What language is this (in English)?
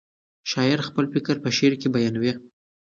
Pashto